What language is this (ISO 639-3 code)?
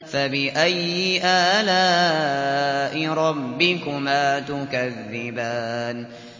ara